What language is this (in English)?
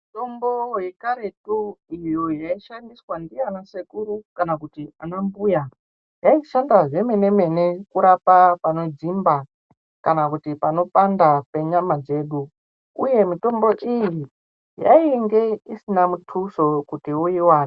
Ndau